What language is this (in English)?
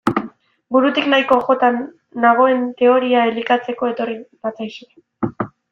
Basque